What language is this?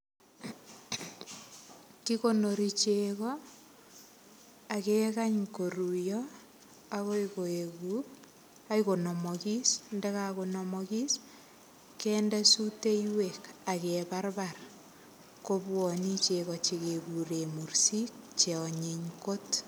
Kalenjin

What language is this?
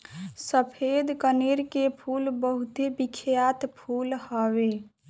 Bhojpuri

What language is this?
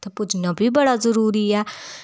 Dogri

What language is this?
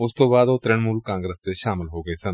Punjabi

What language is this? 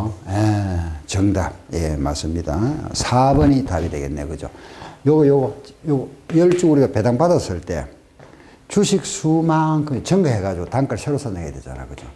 Korean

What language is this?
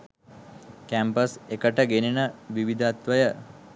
Sinhala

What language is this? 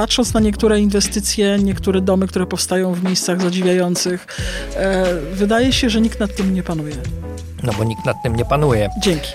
Polish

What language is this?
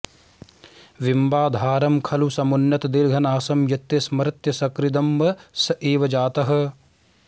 Sanskrit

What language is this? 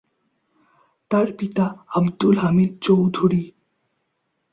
Bangla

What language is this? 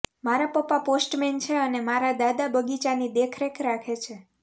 Gujarati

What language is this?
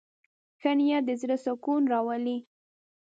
Pashto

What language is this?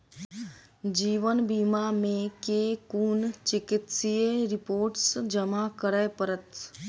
Maithili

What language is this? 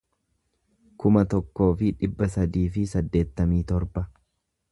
Oromo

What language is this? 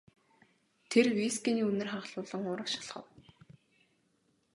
Mongolian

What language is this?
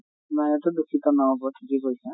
Assamese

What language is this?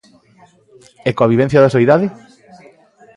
Galician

